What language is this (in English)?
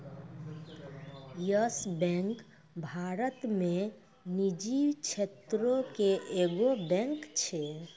Maithili